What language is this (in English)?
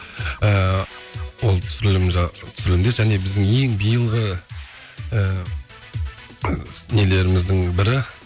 Kazakh